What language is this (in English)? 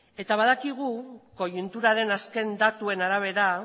Basque